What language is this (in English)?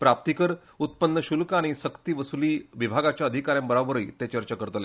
Konkani